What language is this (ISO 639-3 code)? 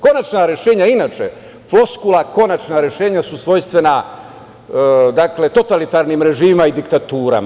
srp